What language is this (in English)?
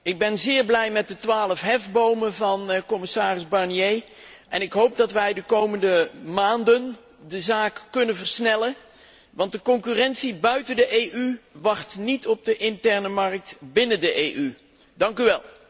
Dutch